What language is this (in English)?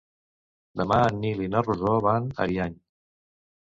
Catalan